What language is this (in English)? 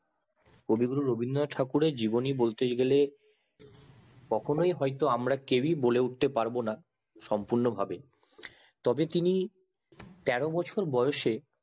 Bangla